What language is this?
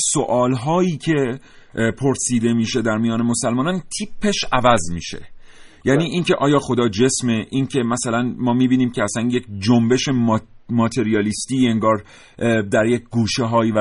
Persian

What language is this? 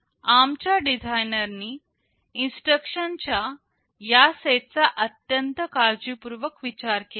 Marathi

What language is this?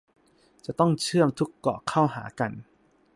Thai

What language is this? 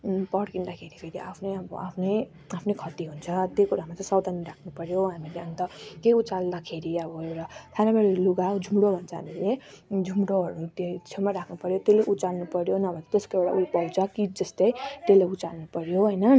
Nepali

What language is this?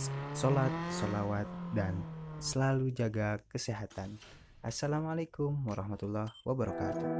Indonesian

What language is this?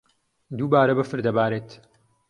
Central Kurdish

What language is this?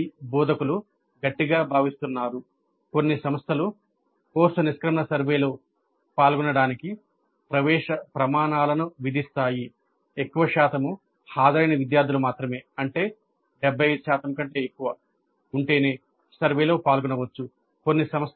Telugu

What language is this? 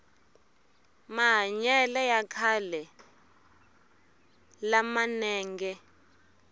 Tsonga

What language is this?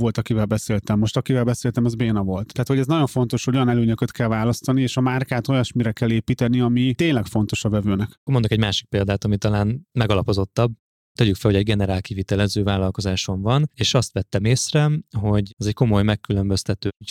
Hungarian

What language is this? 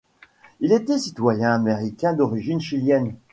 French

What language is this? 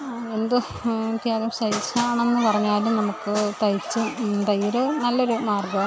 Malayalam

